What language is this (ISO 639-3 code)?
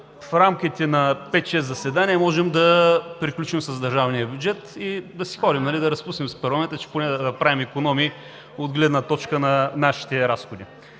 bul